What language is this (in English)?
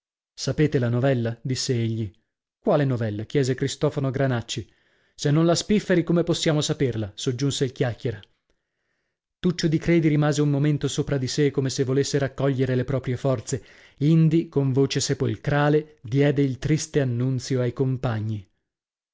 Italian